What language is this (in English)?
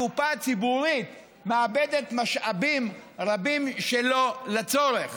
Hebrew